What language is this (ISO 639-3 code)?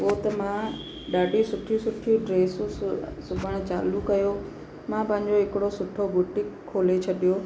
snd